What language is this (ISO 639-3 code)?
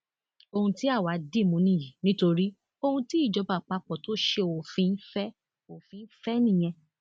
yor